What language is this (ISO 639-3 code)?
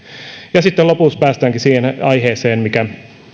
fin